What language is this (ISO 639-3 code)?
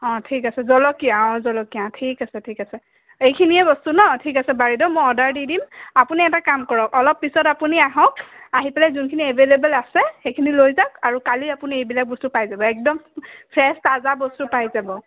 asm